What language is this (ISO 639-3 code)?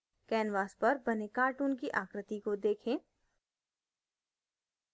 hin